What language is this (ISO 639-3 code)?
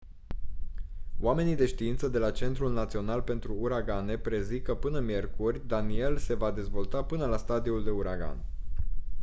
ron